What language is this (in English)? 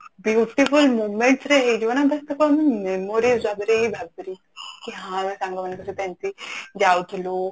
Odia